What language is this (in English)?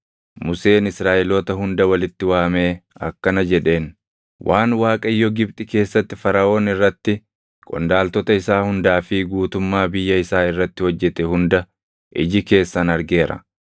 Oromo